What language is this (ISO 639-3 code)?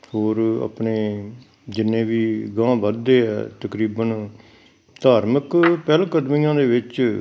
pan